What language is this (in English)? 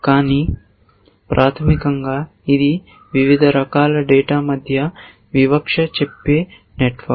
Telugu